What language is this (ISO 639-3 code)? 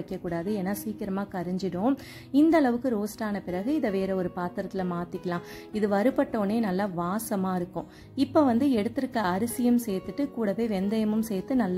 tam